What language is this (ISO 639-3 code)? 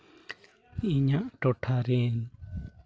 sat